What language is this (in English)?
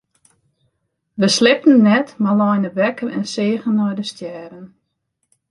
Western Frisian